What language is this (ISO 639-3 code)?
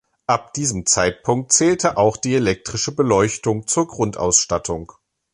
deu